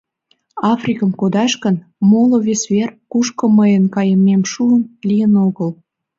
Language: Mari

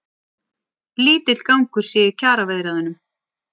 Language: Icelandic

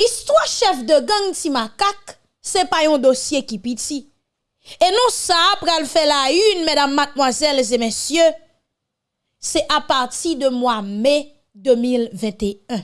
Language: French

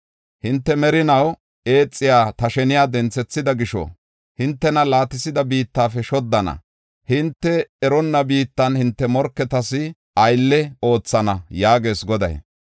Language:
Gofa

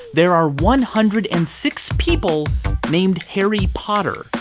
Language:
English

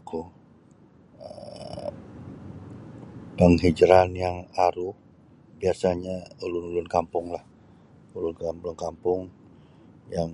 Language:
Sabah Bisaya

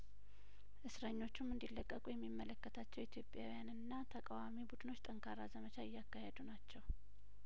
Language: Amharic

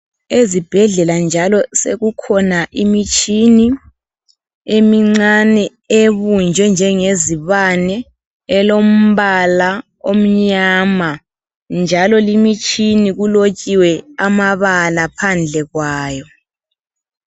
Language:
North Ndebele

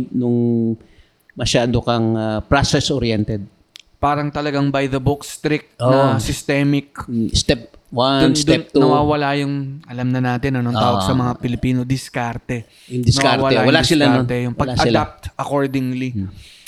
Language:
Filipino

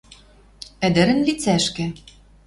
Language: Western Mari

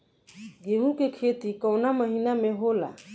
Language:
Bhojpuri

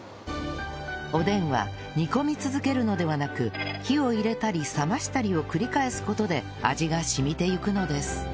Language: Japanese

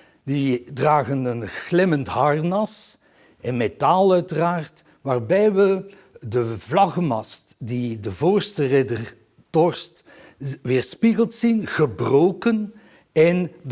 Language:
Dutch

